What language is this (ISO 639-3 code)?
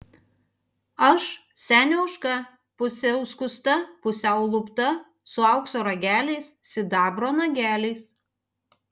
lit